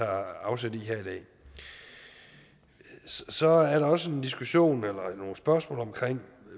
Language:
Danish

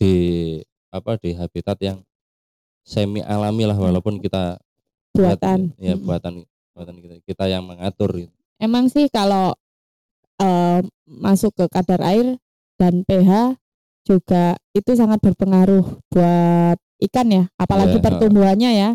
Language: Indonesian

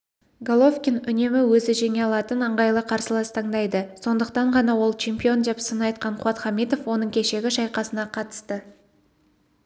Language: Kazakh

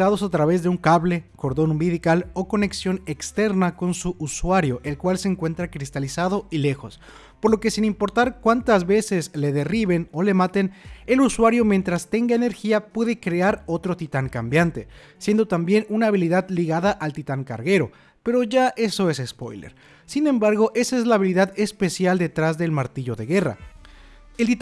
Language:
Spanish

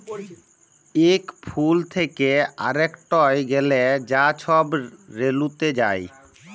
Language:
Bangla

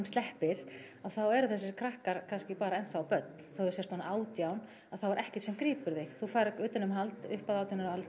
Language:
Icelandic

